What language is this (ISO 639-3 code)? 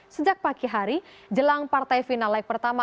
ind